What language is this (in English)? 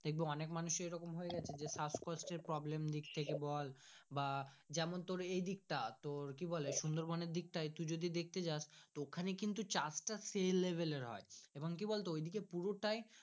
Bangla